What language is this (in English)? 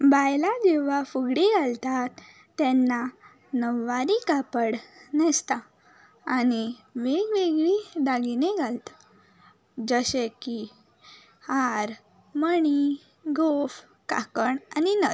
Konkani